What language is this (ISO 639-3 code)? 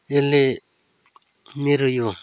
nep